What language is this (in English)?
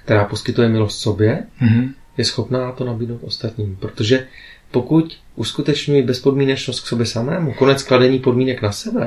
Czech